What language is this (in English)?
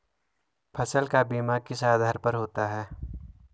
Hindi